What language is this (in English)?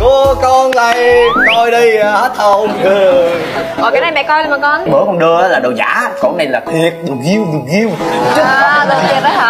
Vietnamese